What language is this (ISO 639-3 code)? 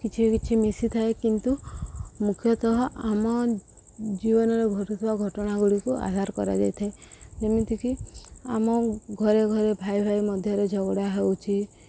ori